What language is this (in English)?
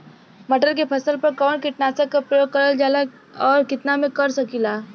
Bhojpuri